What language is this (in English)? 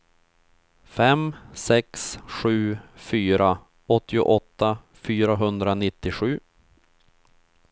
Swedish